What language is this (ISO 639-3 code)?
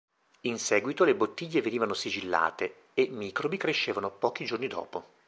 ita